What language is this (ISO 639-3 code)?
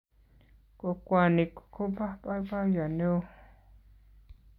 kln